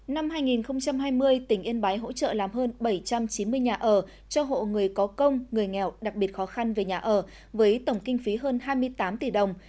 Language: Vietnamese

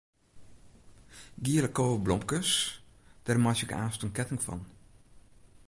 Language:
Western Frisian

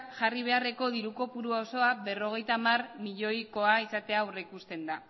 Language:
Basque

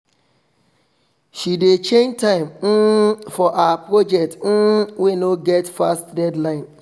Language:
Nigerian Pidgin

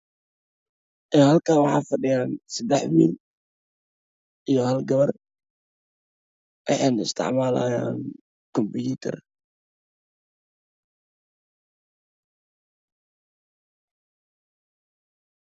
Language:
Somali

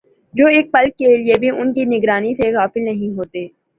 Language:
Urdu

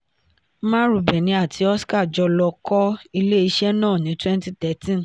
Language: Yoruba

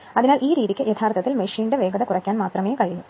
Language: Malayalam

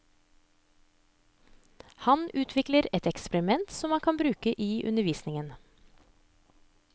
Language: Norwegian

